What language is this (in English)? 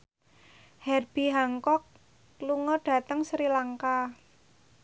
Javanese